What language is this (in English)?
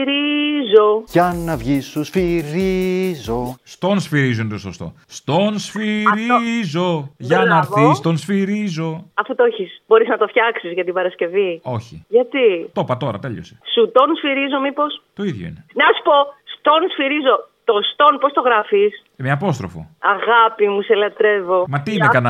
Greek